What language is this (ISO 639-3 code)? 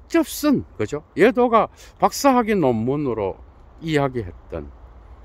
kor